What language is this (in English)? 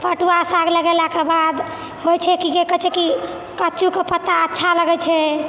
Maithili